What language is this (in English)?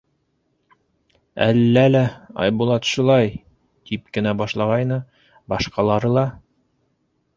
Bashkir